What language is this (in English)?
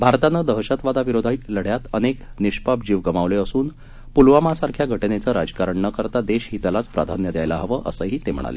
Marathi